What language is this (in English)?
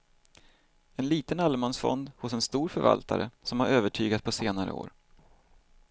Swedish